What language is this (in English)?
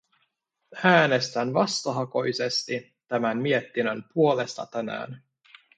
Finnish